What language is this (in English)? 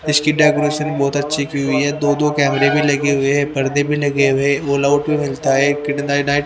Hindi